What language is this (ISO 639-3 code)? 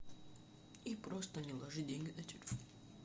rus